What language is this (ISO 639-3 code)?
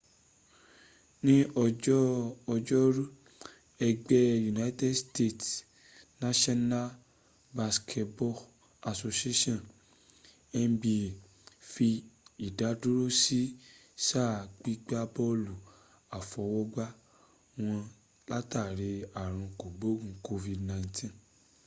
yor